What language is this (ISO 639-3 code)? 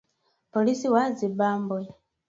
swa